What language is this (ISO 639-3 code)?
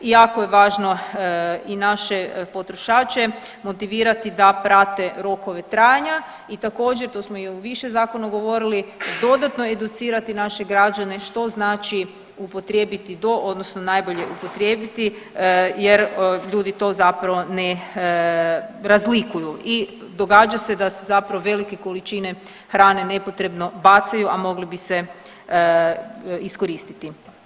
hrv